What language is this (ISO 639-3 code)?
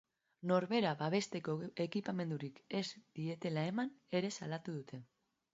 eus